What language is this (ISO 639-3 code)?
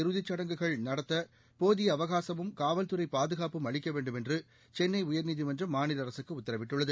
tam